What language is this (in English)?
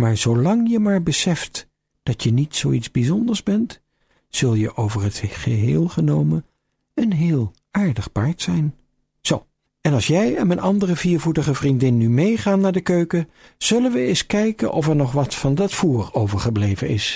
Dutch